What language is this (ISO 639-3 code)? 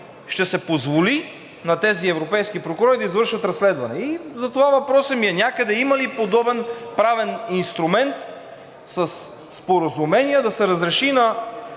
bul